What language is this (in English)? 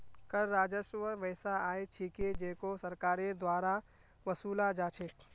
Magahi